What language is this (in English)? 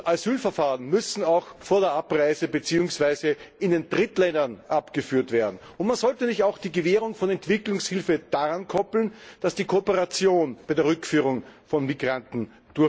German